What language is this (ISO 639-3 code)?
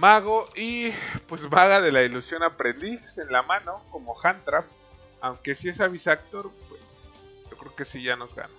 spa